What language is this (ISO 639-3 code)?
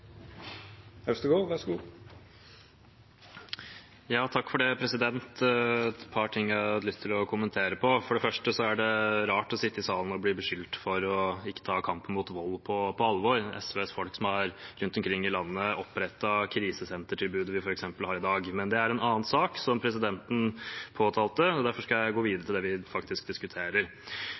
nor